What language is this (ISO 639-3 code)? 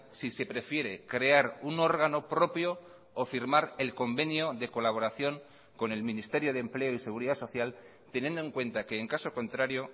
spa